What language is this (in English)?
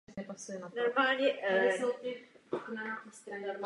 Czech